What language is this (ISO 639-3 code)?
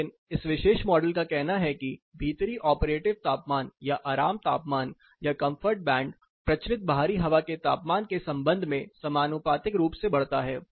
hin